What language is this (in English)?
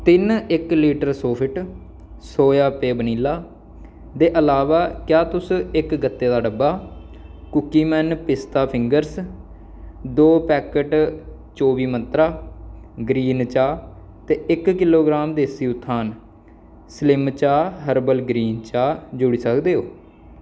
Dogri